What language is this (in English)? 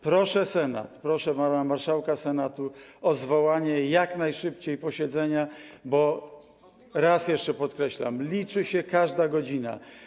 Polish